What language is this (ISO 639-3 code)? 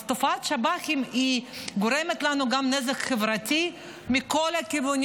heb